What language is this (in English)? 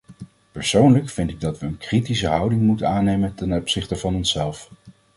Dutch